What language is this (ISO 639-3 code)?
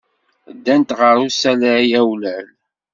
kab